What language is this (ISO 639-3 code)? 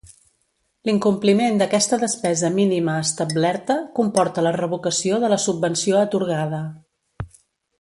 cat